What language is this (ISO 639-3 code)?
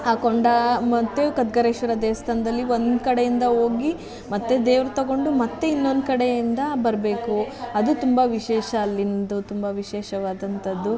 kan